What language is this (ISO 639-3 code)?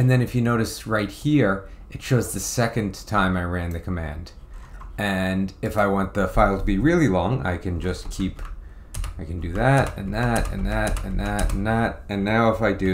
eng